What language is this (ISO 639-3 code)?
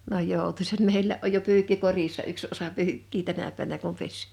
fin